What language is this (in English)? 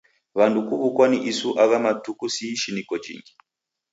Taita